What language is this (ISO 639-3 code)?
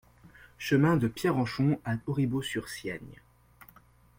fra